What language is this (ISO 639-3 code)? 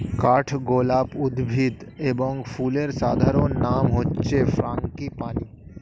ben